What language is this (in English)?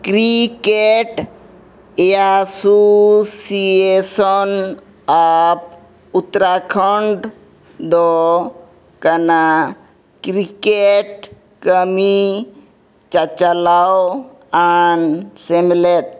Santali